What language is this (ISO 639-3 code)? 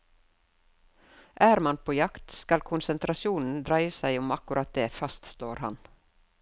nor